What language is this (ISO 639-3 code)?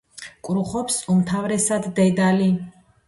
kat